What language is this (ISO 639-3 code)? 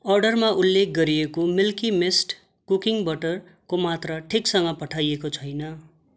nep